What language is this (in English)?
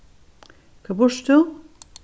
Faroese